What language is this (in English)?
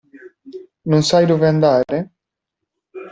Italian